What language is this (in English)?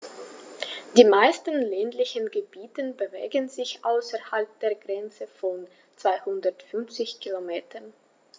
German